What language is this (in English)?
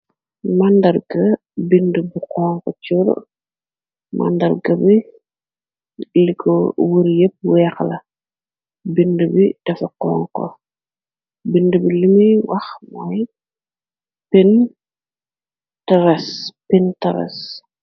Wolof